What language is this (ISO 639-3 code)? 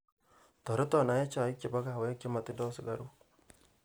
kln